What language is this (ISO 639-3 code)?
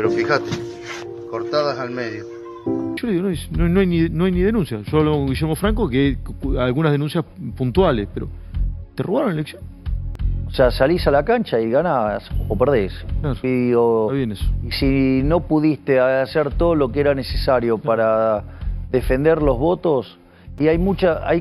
spa